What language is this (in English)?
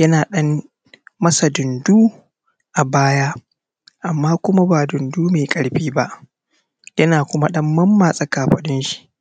Hausa